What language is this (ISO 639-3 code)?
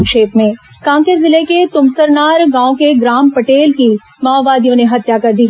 hin